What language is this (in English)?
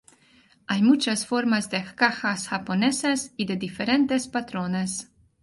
Spanish